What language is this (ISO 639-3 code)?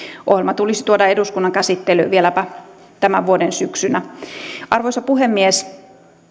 fin